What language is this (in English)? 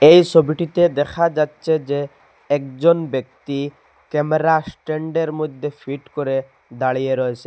Bangla